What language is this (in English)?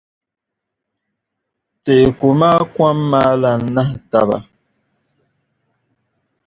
Dagbani